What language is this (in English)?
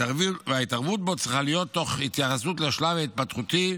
Hebrew